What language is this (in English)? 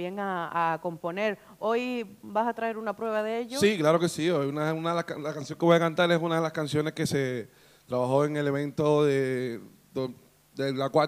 Spanish